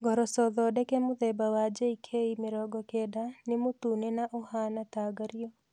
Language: Kikuyu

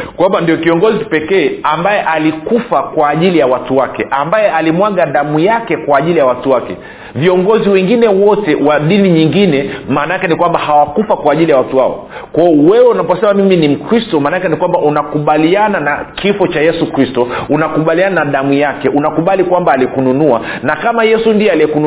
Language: Swahili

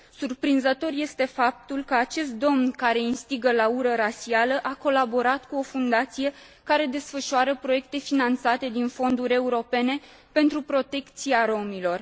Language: Romanian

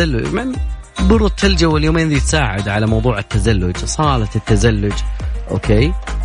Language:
Arabic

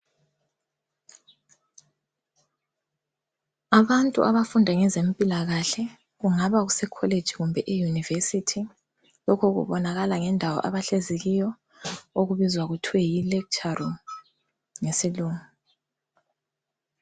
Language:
North Ndebele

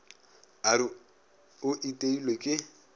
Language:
Northern Sotho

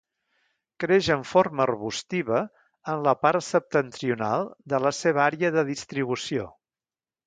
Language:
Catalan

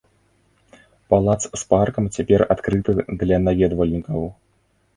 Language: Belarusian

